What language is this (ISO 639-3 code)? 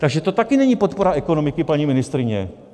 ces